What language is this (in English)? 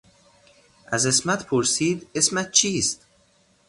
Persian